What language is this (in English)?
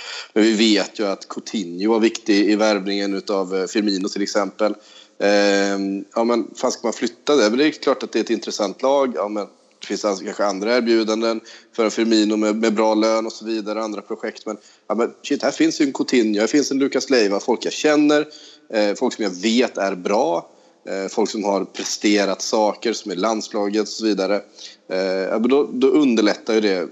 Swedish